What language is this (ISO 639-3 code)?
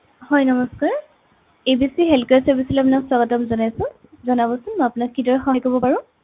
asm